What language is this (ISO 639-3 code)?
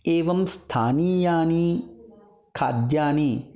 san